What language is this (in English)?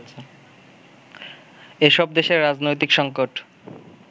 Bangla